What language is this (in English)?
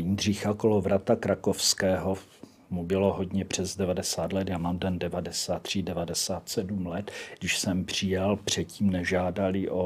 Czech